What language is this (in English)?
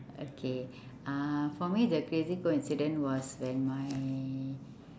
English